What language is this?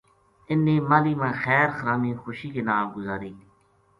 Gujari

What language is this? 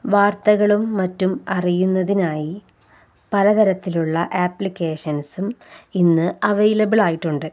Malayalam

